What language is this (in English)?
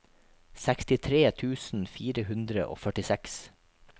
Norwegian